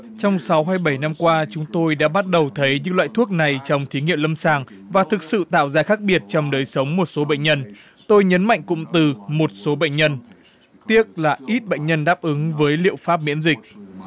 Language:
Vietnamese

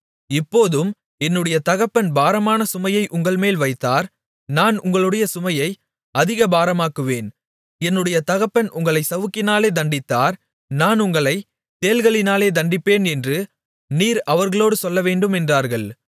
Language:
Tamil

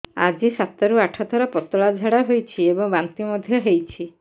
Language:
Odia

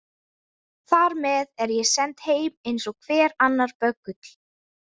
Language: Icelandic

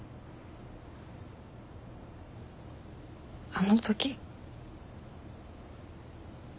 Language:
Japanese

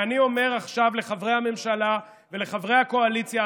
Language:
Hebrew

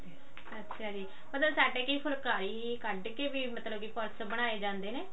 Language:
Punjabi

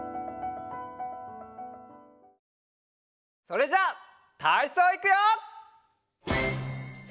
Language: Japanese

